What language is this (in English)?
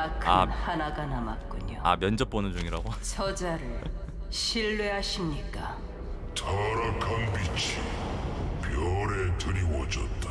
Korean